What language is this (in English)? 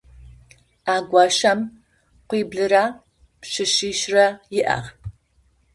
Adyghe